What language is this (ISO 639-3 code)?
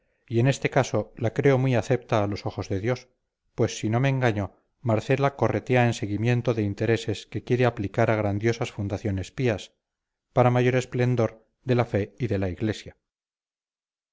spa